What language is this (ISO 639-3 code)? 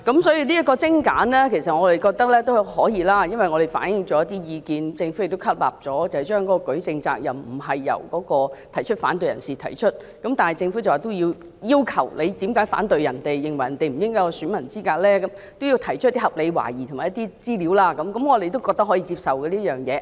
yue